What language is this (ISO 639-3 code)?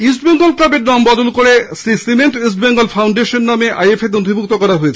ben